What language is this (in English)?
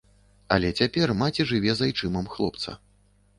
Belarusian